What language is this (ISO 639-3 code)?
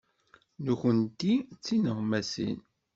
kab